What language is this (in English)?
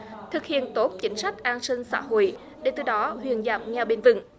Vietnamese